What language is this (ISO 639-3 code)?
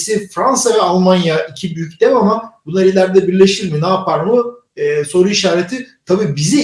tur